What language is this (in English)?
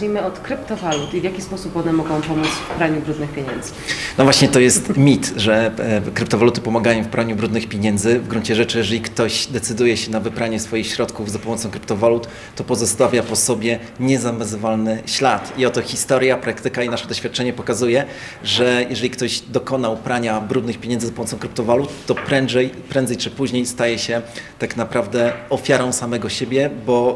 Polish